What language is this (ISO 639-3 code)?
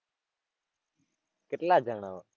guj